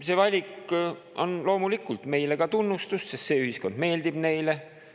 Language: Estonian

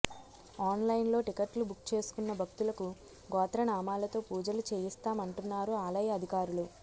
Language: Telugu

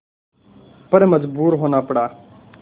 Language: Hindi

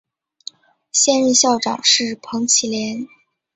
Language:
Chinese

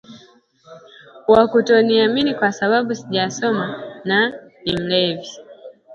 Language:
Swahili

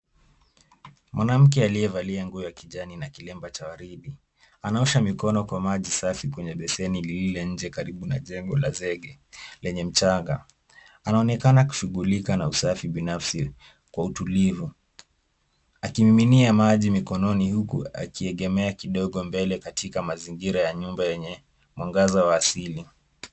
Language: Swahili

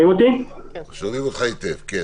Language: Hebrew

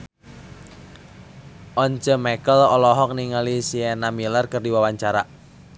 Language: Sundanese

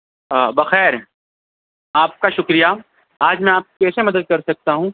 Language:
Urdu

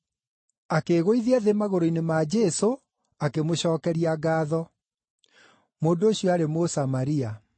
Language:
Kikuyu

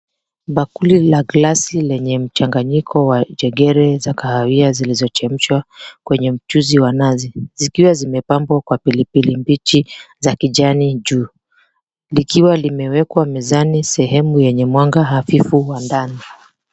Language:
Swahili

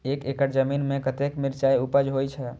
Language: Maithili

